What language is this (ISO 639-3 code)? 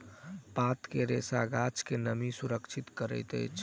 mai